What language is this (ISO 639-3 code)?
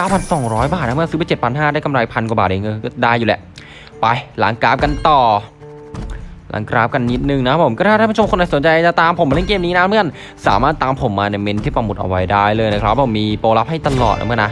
tha